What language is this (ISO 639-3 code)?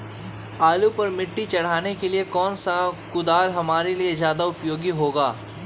mag